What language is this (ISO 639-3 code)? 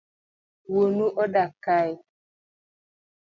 luo